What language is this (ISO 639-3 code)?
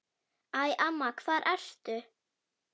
isl